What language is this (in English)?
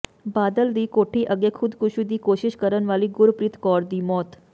Punjabi